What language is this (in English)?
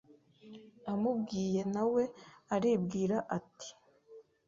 Kinyarwanda